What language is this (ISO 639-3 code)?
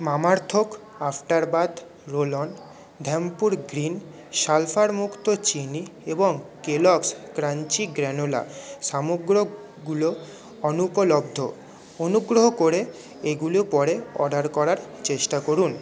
ben